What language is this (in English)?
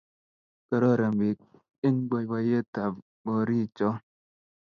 Kalenjin